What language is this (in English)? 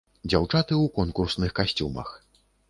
Belarusian